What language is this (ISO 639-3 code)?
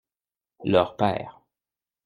fra